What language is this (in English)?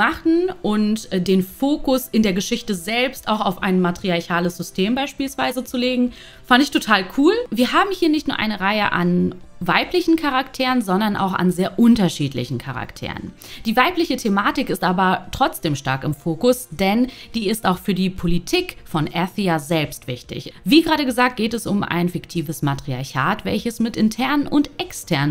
German